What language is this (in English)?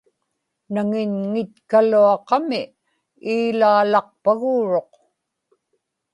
Inupiaq